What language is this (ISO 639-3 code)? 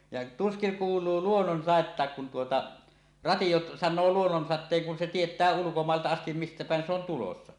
fin